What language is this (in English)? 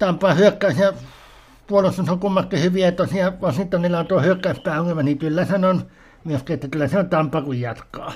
Finnish